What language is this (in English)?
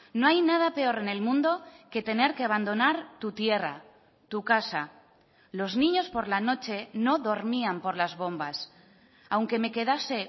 Spanish